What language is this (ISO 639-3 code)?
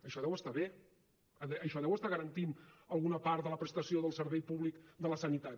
cat